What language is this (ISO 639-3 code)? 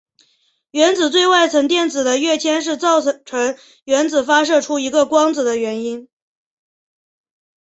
zho